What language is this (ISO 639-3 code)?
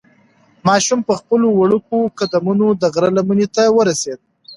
pus